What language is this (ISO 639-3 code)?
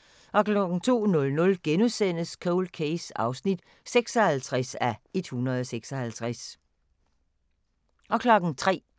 dan